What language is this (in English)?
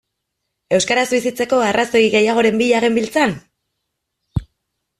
Basque